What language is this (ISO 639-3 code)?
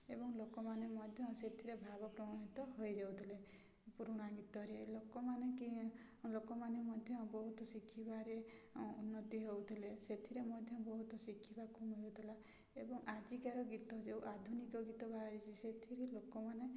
ori